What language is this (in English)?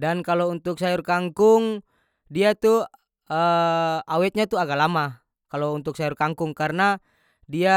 North Moluccan Malay